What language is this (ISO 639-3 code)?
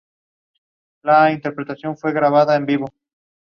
eng